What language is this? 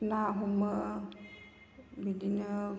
Bodo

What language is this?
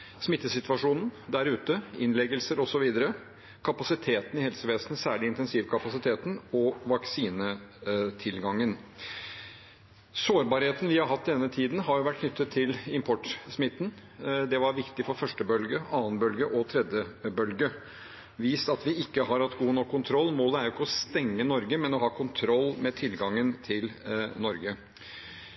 Norwegian Bokmål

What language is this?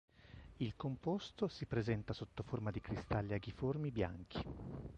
Italian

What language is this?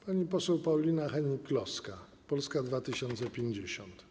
Polish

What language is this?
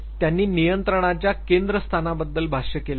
Marathi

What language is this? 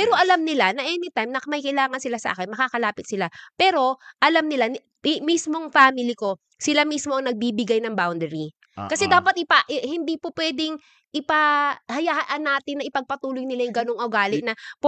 Filipino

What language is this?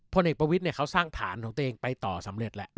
Thai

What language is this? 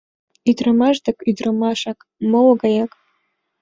Mari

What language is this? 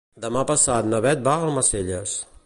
Catalan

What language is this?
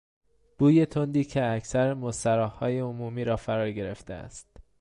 Persian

